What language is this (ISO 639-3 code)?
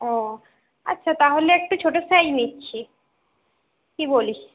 ben